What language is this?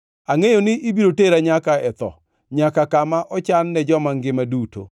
Luo (Kenya and Tanzania)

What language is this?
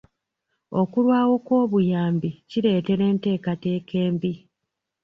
Ganda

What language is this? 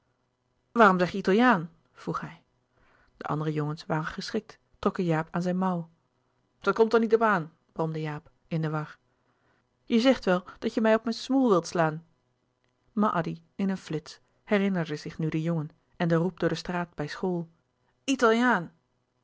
Dutch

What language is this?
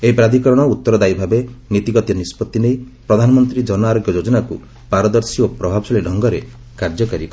Odia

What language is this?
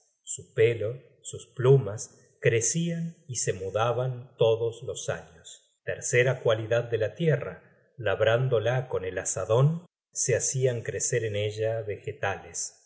Spanish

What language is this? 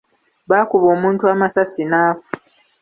Ganda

